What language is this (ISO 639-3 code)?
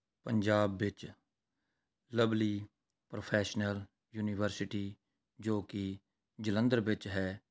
pan